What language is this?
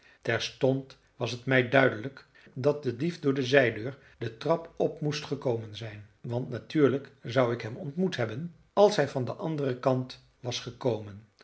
Dutch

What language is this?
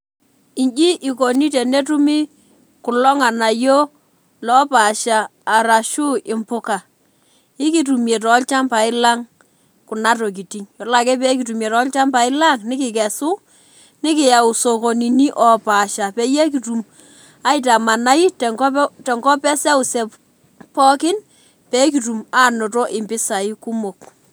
Masai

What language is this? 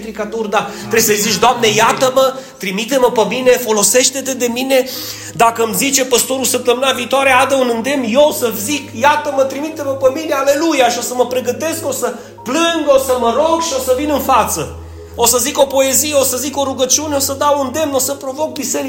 Romanian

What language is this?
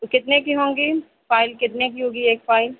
Urdu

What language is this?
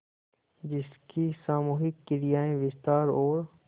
Hindi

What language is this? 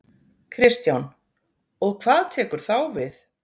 Icelandic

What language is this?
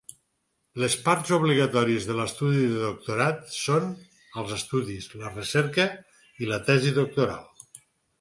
Catalan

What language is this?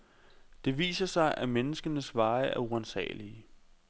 Danish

